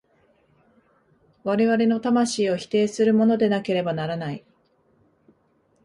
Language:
Japanese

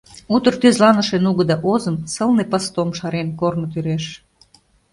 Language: Mari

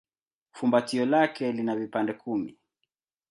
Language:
Swahili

